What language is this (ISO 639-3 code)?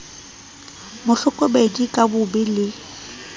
sot